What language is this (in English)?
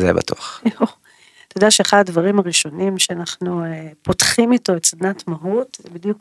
Hebrew